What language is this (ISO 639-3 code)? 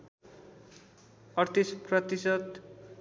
nep